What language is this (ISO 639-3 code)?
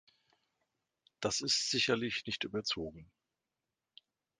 deu